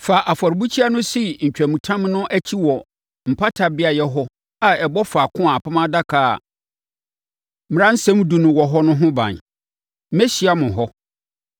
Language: Akan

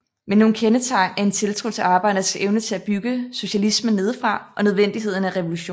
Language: Danish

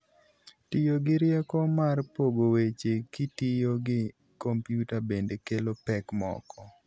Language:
Luo (Kenya and Tanzania)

